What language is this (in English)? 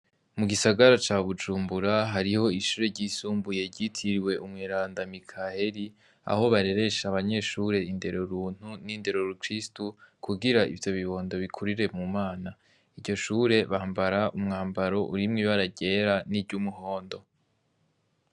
Rundi